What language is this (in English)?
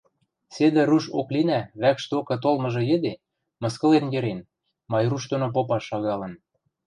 Western Mari